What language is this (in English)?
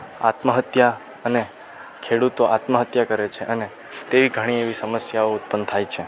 Gujarati